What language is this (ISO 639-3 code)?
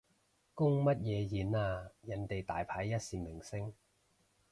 yue